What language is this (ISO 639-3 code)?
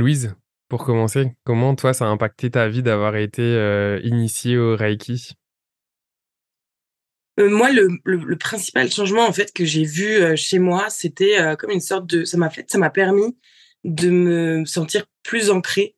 fra